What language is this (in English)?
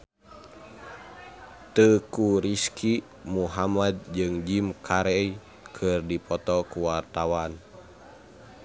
Sundanese